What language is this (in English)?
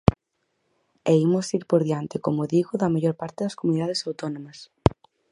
Galician